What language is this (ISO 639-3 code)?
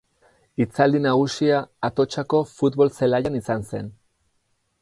eus